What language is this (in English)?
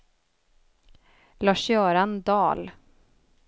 Swedish